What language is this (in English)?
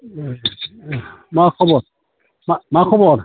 Bodo